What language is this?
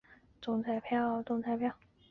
Chinese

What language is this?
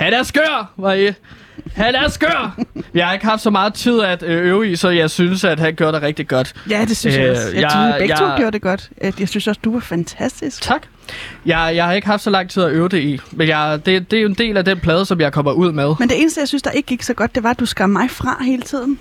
Danish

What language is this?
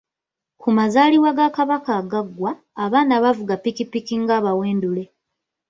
Ganda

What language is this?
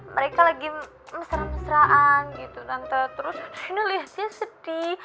Indonesian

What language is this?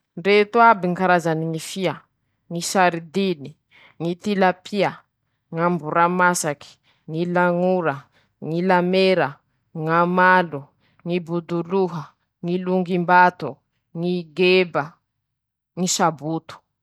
Masikoro Malagasy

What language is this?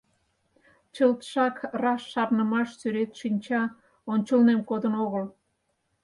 Mari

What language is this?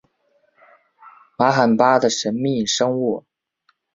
Chinese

